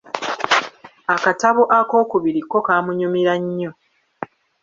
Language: Ganda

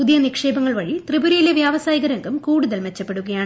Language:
Malayalam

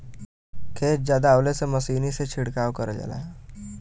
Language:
Bhojpuri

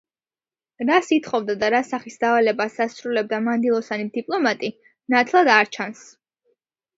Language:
Georgian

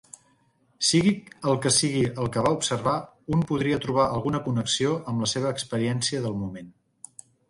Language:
Catalan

